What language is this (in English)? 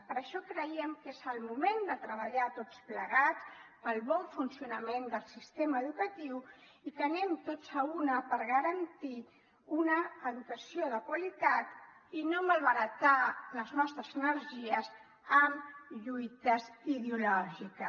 Catalan